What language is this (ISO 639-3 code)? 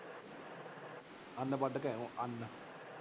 pan